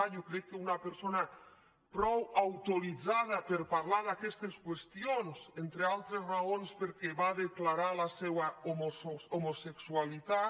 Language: Catalan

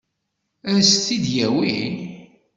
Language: Kabyle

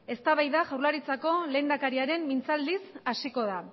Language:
Basque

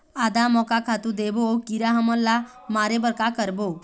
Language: Chhattisgarhi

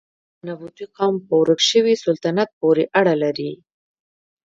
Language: Pashto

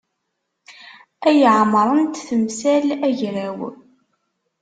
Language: Kabyle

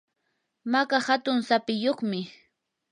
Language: Yanahuanca Pasco Quechua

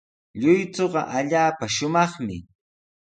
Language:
Sihuas Ancash Quechua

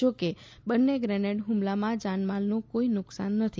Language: Gujarati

